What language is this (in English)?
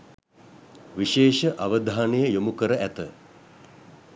Sinhala